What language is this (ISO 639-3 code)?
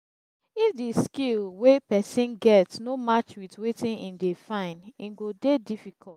pcm